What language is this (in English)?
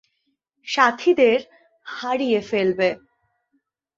Bangla